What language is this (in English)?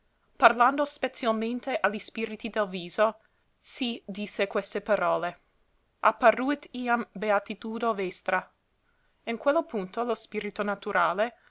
Italian